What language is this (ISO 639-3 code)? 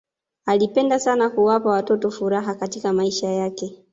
swa